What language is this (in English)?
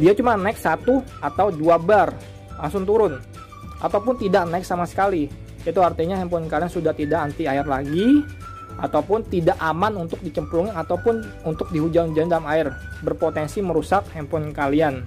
Indonesian